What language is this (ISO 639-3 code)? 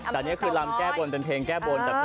tha